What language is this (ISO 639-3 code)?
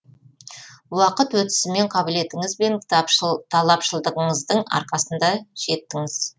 kaz